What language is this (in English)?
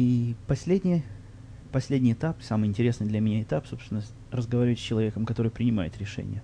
Russian